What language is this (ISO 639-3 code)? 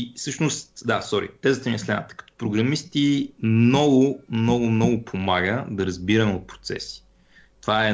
bul